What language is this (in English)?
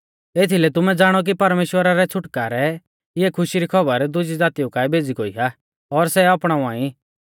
Mahasu Pahari